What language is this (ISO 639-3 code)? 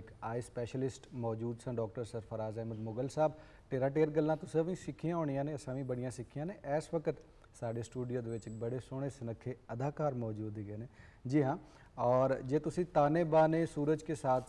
hin